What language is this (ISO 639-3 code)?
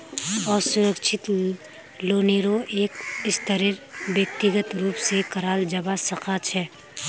mag